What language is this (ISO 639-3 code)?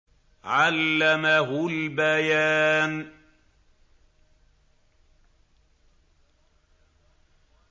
ara